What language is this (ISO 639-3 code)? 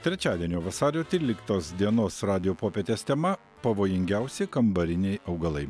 lit